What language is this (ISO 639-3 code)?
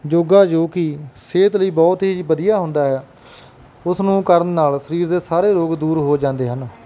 pan